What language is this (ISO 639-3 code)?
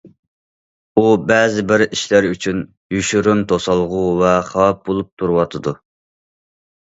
uig